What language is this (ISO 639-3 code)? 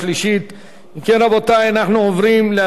heb